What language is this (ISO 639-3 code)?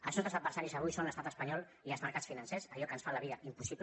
cat